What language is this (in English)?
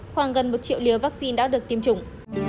Vietnamese